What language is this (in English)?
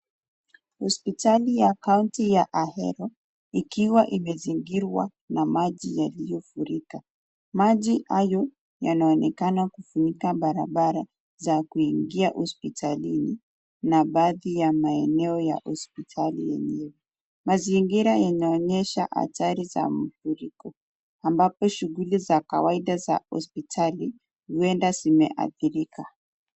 Swahili